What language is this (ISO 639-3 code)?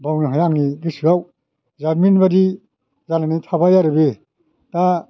brx